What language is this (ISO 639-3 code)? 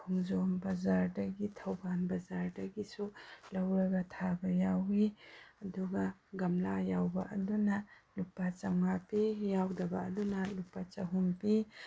mni